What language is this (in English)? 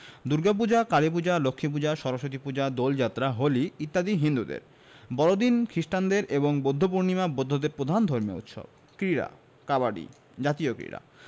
Bangla